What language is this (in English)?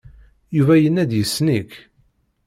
Kabyle